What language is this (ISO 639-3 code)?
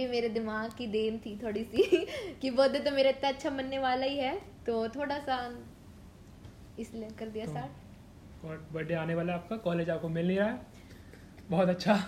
hin